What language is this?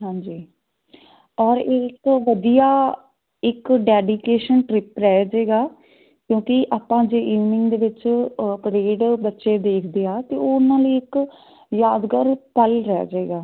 Punjabi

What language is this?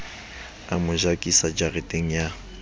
Southern Sotho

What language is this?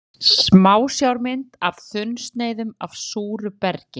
Icelandic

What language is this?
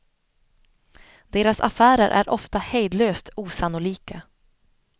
Swedish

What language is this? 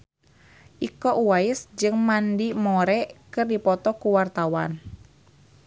Sundanese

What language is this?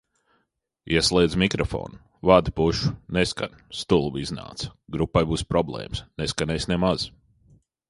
Latvian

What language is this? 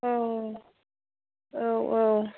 Bodo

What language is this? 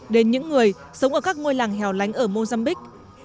Vietnamese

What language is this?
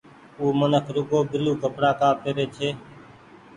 Goaria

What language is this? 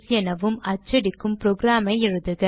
Tamil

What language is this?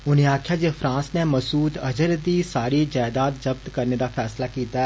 Dogri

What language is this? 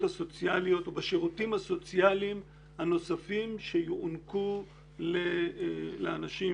Hebrew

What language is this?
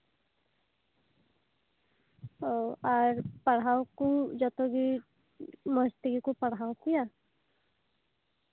Santali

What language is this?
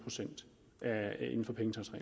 Danish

